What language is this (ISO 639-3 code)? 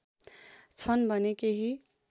nep